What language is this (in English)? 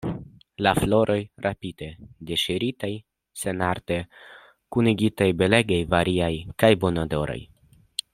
Esperanto